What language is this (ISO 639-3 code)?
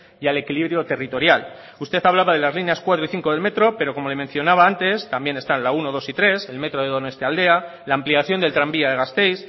spa